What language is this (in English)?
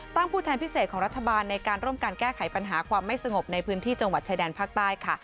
Thai